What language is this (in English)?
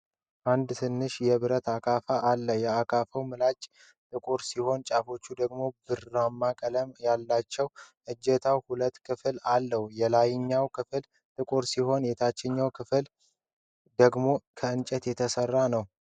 Amharic